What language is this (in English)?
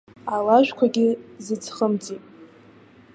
Abkhazian